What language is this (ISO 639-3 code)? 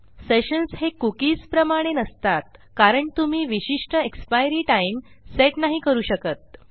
mar